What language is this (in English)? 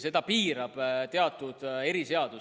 Estonian